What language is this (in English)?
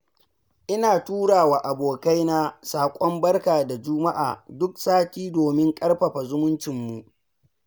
Hausa